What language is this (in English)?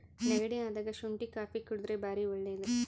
Kannada